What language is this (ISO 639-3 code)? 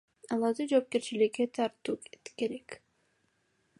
kir